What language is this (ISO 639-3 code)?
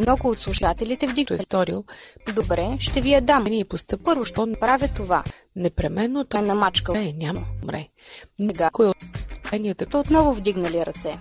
bul